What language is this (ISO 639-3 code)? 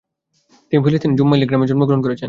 ben